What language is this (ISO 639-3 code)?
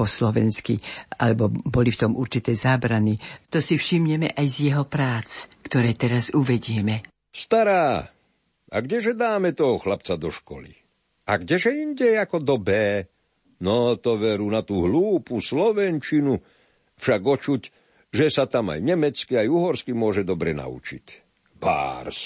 slk